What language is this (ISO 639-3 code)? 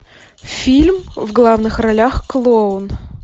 rus